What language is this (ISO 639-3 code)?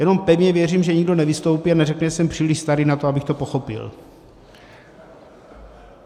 ces